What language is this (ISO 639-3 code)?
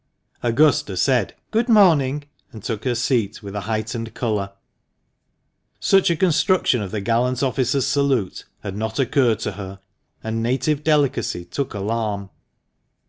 eng